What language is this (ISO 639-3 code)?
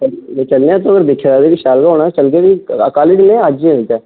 doi